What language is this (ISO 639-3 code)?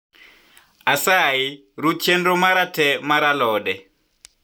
luo